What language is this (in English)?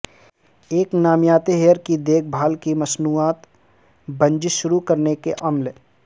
Urdu